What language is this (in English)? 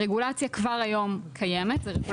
Hebrew